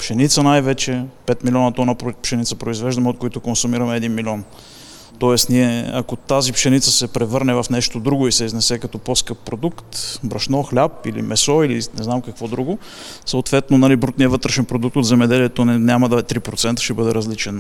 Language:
Bulgarian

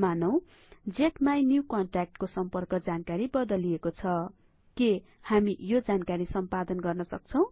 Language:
Nepali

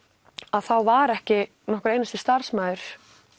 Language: Icelandic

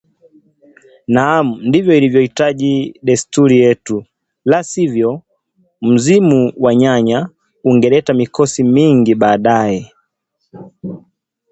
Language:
Swahili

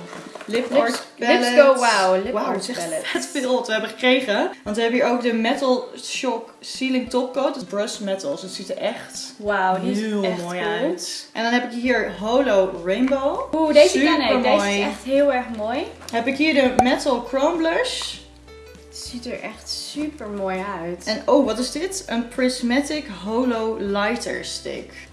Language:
Dutch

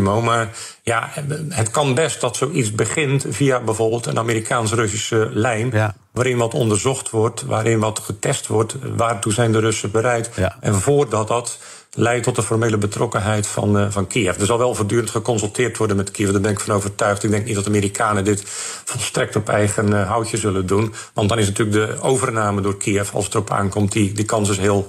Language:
Dutch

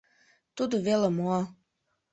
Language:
Mari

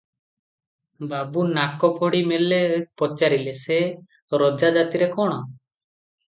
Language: Odia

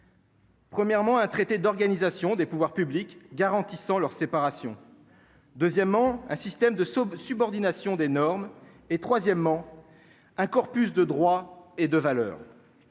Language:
French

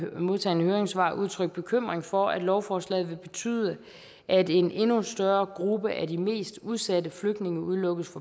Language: Danish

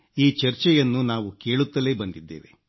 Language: Kannada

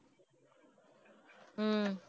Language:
Tamil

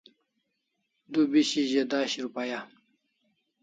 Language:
Kalasha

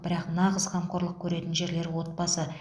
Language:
Kazakh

